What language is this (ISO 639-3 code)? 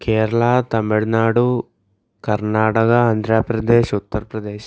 mal